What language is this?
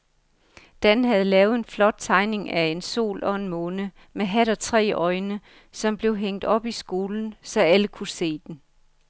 Danish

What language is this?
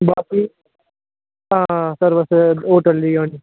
Dogri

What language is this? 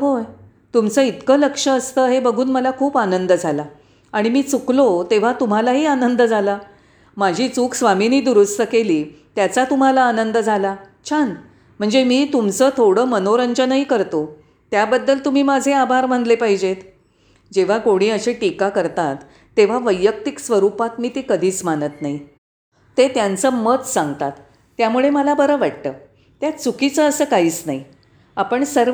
Marathi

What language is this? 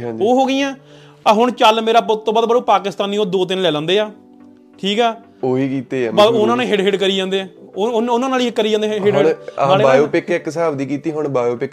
Punjabi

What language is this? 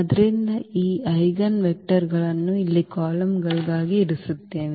Kannada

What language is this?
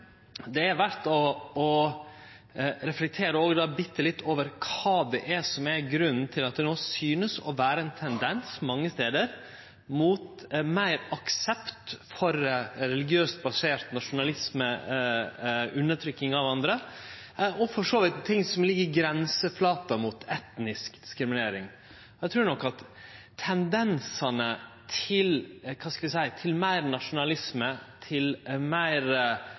Norwegian Nynorsk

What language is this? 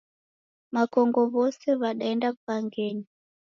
Taita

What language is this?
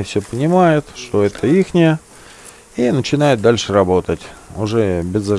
Russian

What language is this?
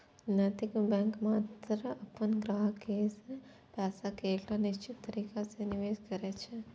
Maithili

